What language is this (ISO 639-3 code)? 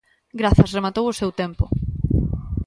glg